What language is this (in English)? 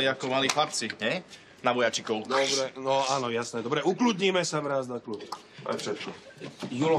Czech